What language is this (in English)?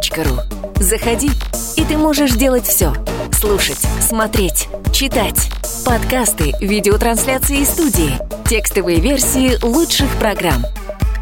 Russian